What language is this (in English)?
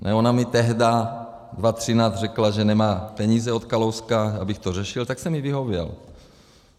Czech